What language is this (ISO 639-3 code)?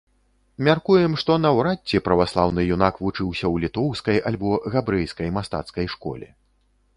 bel